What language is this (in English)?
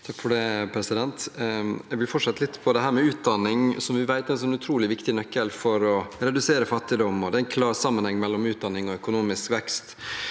Norwegian